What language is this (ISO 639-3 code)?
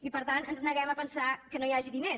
cat